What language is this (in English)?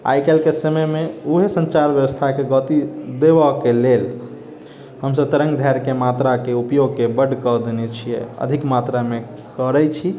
Maithili